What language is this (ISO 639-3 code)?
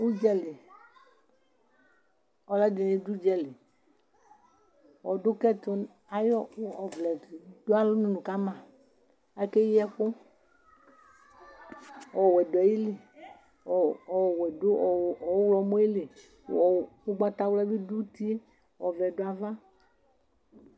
kpo